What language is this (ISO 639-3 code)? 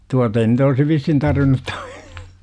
fin